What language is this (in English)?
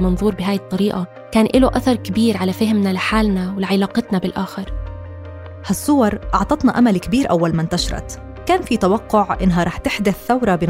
Arabic